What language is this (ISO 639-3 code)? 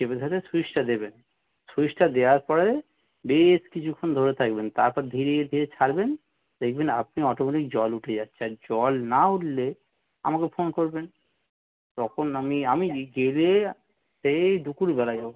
ben